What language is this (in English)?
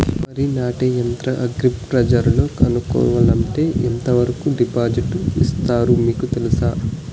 Telugu